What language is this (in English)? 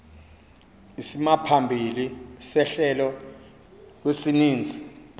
Xhosa